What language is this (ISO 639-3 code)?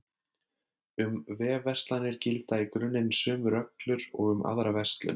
isl